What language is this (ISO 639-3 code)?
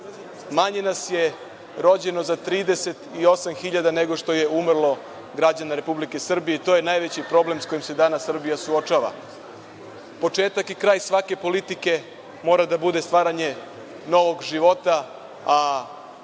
srp